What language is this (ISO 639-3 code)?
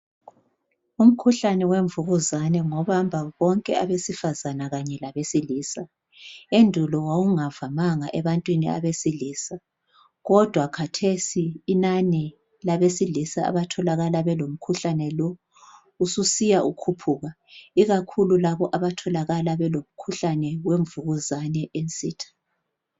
nde